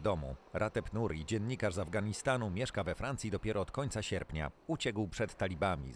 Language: Polish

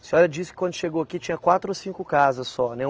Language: Portuguese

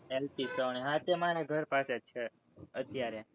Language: Gujarati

